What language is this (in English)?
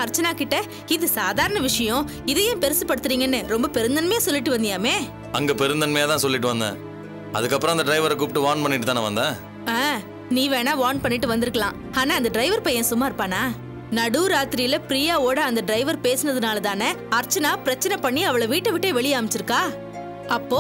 Hindi